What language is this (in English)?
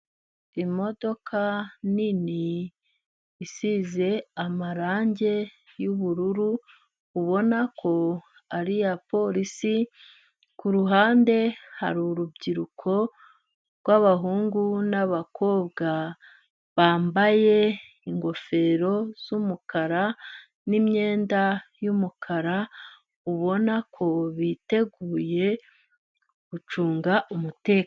Kinyarwanda